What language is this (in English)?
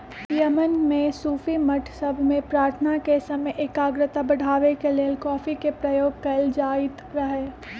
Magahi